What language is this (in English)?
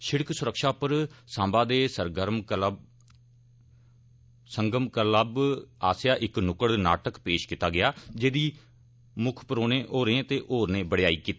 Dogri